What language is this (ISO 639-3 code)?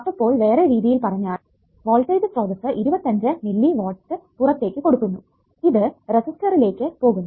mal